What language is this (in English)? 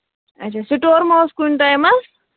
Kashmiri